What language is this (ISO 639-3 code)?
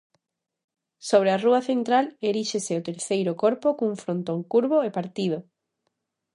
glg